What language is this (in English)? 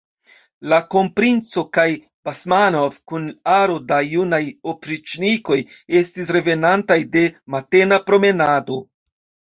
Esperanto